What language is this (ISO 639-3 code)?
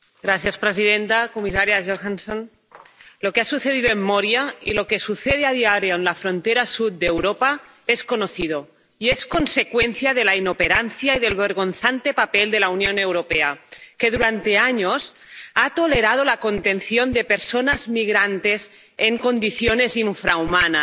spa